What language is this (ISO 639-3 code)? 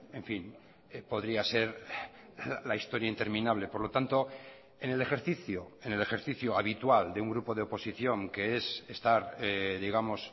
spa